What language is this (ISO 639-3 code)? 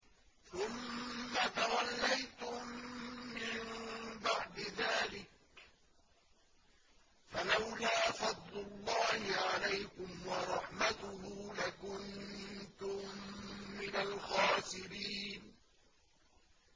ara